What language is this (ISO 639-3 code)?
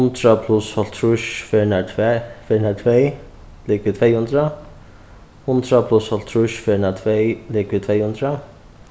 fao